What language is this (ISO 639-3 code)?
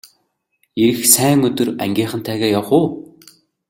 mon